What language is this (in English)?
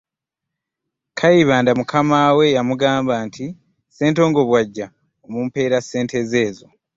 Ganda